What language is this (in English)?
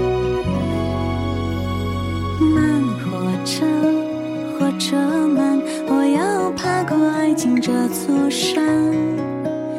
Chinese